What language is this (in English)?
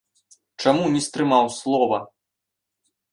Belarusian